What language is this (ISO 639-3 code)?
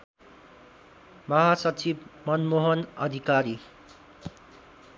nep